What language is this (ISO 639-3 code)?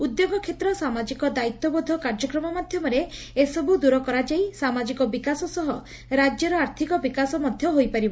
ori